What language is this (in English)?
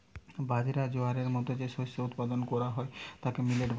Bangla